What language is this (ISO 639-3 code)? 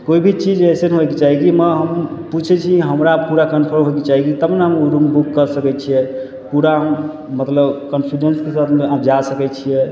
mai